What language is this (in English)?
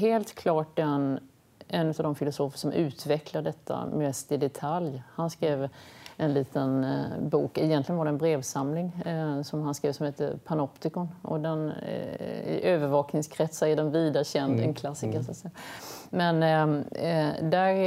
Swedish